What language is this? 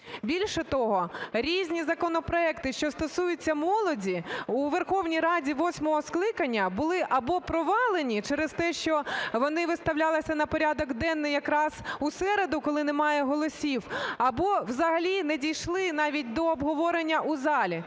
Ukrainian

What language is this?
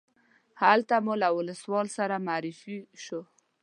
Pashto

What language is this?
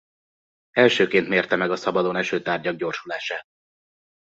Hungarian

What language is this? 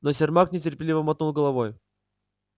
Russian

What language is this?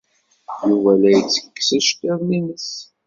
Kabyle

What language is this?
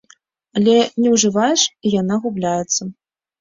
Belarusian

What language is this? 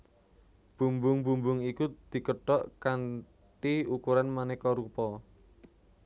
Javanese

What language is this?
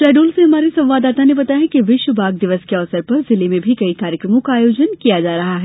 Hindi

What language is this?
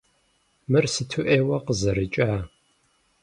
Kabardian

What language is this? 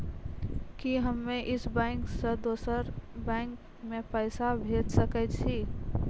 Maithili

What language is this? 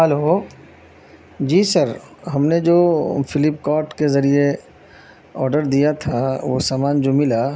Urdu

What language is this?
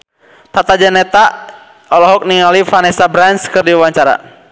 Sundanese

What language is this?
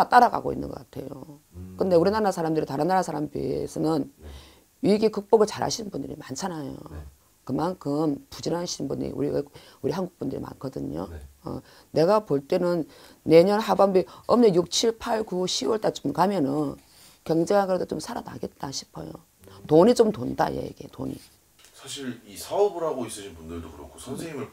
Korean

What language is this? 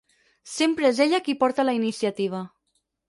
Catalan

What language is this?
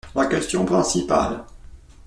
French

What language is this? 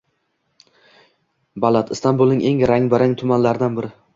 Uzbek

